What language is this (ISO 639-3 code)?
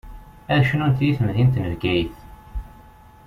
kab